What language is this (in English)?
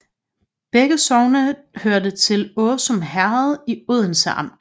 Danish